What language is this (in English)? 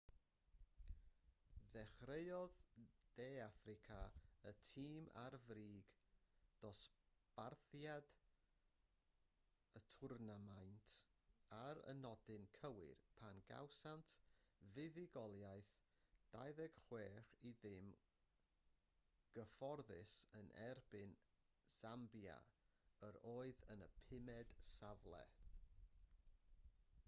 Welsh